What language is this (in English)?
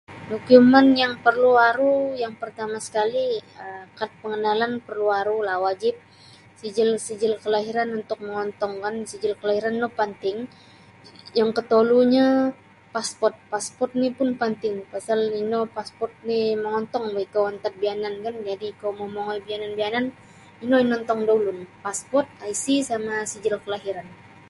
Sabah Bisaya